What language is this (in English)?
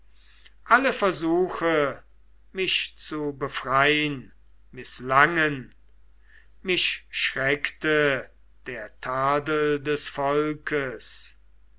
German